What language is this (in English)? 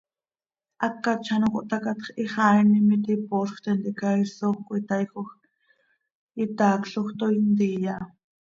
Seri